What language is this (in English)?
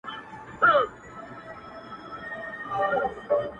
Pashto